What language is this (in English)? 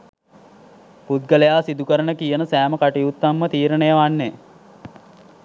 Sinhala